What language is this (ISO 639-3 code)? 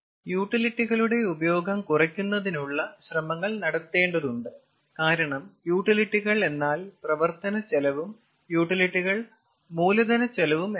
mal